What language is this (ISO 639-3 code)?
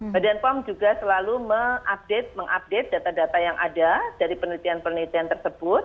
ind